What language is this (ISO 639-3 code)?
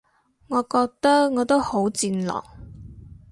yue